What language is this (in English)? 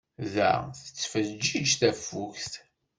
Kabyle